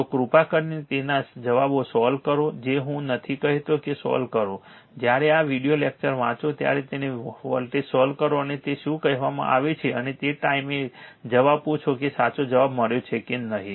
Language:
Gujarati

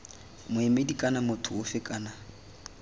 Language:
Tswana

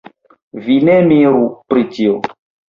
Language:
Esperanto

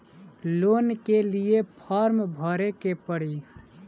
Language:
Bhojpuri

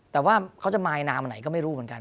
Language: Thai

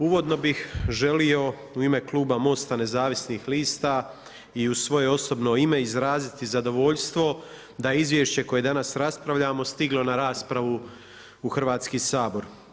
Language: Croatian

